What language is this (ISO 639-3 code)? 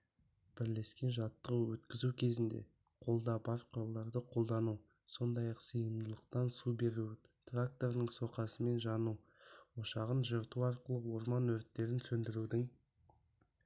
kaz